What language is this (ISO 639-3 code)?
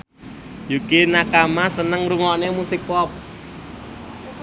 jav